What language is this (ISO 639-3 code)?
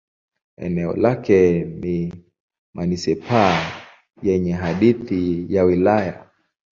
swa